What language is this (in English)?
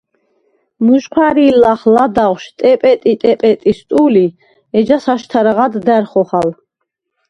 Svan